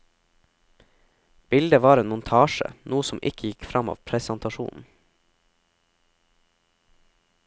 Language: Norwegian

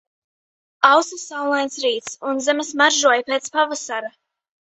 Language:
Latvian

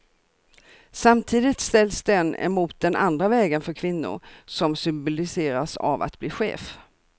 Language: Swedish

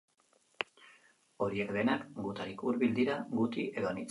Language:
Basque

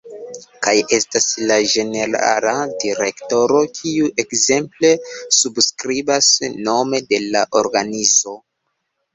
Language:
Esperanto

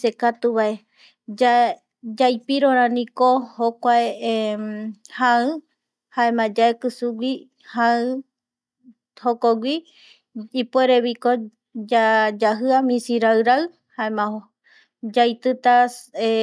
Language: Eastern Bolivian Guaraní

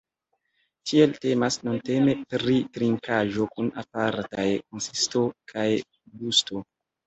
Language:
Esperanto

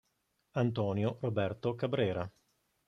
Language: Italian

